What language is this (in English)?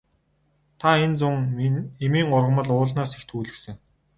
Mongolian